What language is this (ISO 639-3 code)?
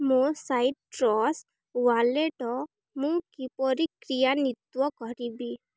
ori